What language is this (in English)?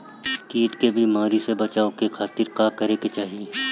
Bhojpuri